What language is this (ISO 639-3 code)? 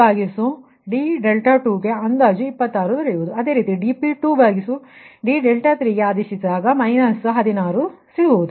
kan